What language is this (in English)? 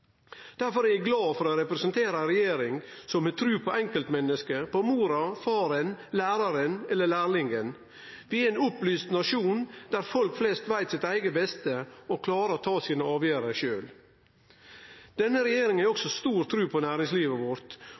Norwegian Nynorsk